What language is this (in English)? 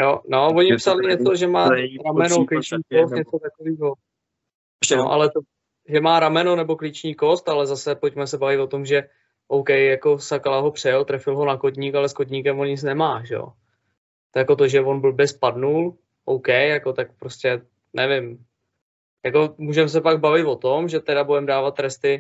Czech